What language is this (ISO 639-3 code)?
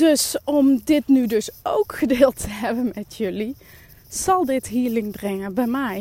nld